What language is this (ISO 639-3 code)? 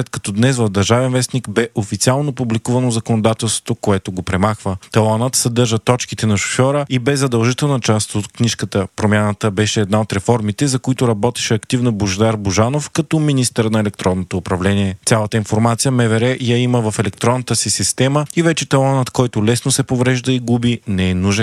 bul